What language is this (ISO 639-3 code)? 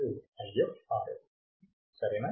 tel